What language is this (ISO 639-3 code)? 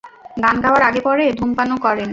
ben